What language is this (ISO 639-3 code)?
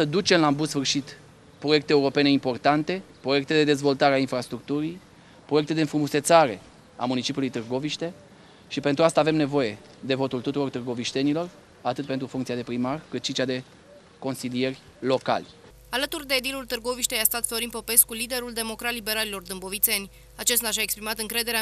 ron